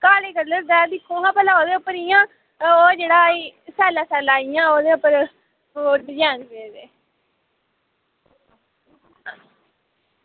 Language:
Dogri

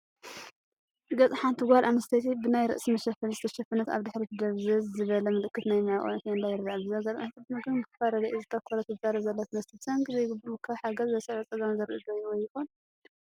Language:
Tigrinya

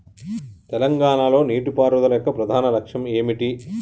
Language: Telugu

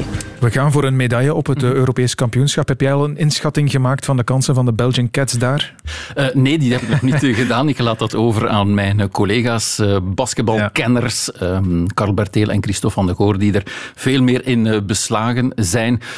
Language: Dutch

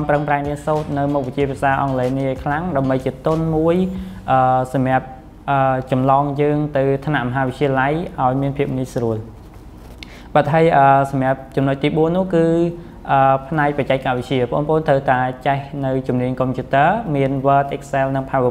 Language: Thai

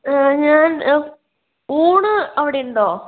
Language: Malayalam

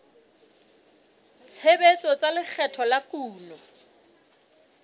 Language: Southern Sotho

